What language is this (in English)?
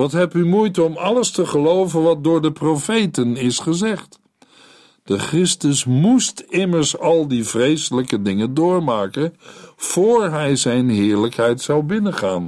Dutch